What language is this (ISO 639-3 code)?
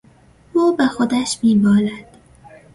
fas